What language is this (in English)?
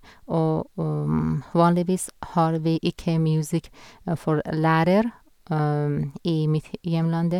Norwegian